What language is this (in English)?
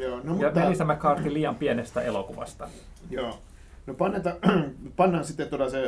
Finnish